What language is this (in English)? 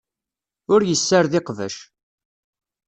Kabyle